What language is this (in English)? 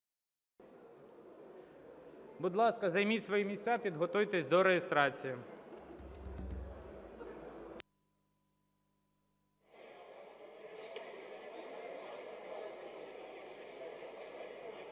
Ukrainian